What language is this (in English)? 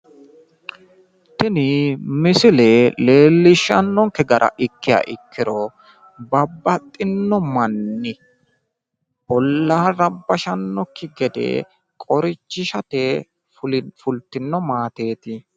Sidamo